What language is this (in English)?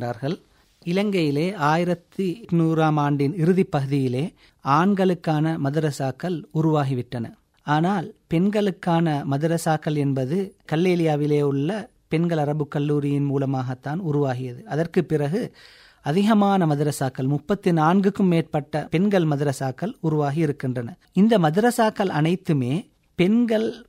Tamil